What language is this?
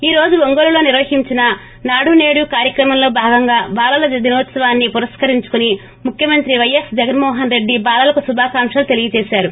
Telugu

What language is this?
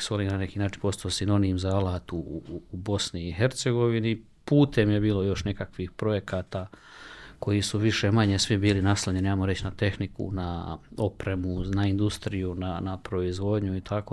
Croatian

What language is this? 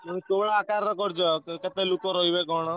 Odia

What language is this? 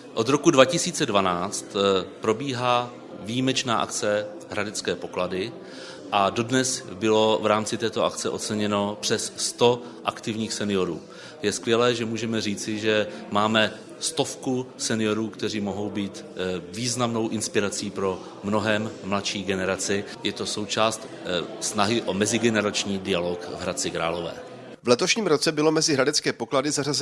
Czech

